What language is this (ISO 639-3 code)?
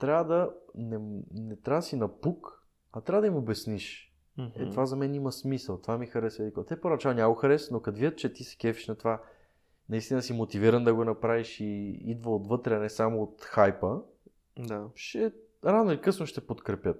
bul